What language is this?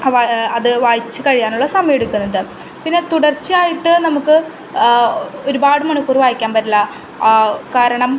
Malayalam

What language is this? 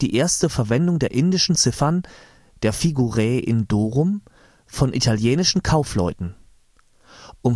German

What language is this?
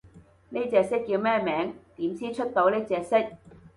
Cantonese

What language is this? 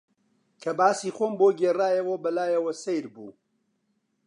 Central Kurdish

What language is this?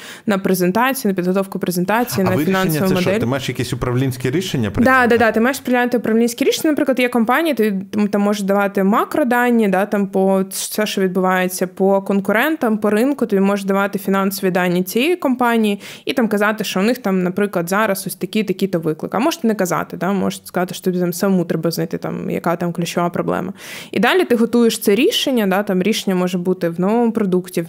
Ukrainian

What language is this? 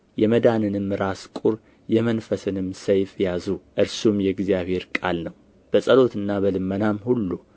Amharic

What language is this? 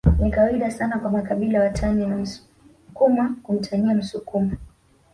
Swahili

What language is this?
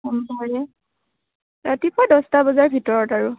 Assamese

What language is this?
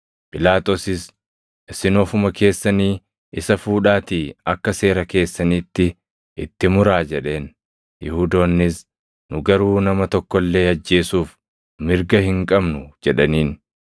Oromo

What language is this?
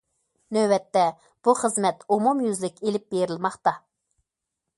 Uyghur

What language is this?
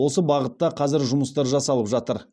Kazakh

